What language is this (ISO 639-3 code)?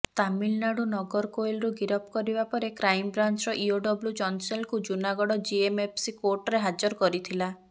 ori